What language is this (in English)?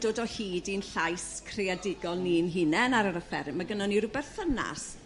Welsh